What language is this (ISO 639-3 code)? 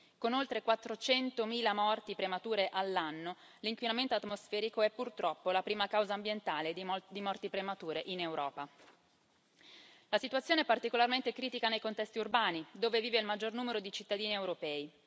ita